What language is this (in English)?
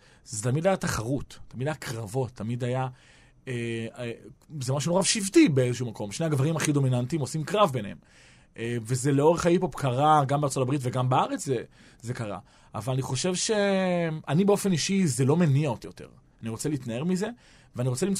Hebrew